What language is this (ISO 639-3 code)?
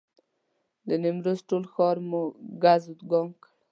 pus